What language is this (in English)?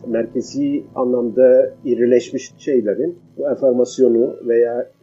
Turkish